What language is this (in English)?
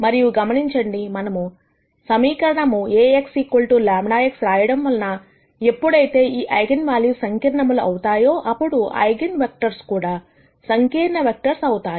Telugu